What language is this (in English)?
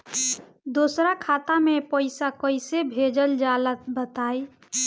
Bhojpuri